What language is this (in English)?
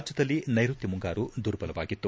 Kannada